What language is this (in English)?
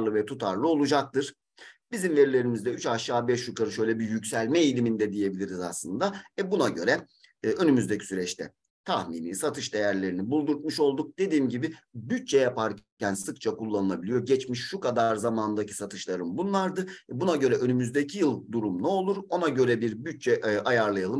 Turkish